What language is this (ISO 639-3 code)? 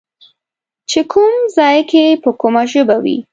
pus